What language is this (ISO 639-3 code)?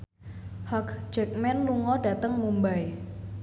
jav